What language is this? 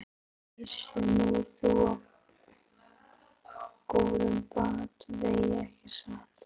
Icelandic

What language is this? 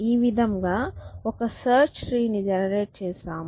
Telugu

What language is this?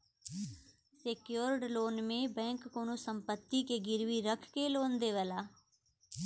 Bhojpuri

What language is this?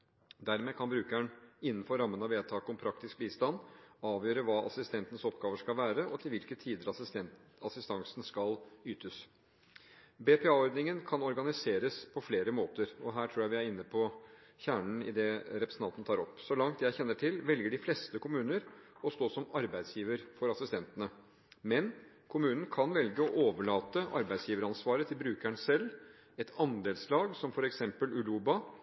Norwegian Bokmål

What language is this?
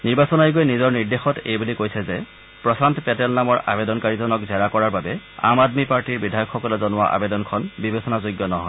Assamese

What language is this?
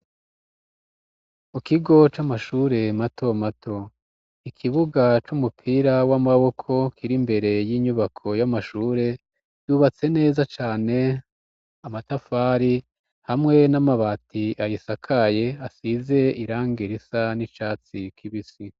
Rundi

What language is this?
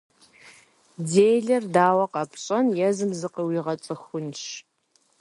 Kabardian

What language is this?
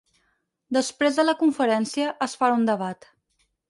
Catalan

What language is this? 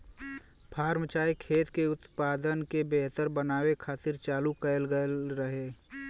Bhojpuri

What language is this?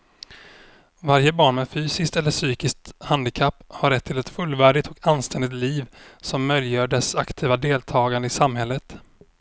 Swedish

